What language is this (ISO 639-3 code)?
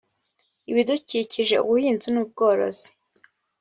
kin